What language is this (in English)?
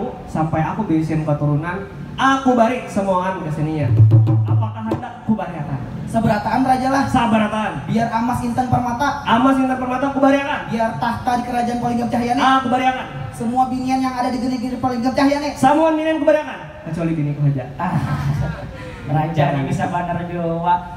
Indonesian